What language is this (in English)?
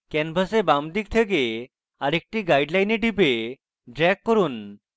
Bangla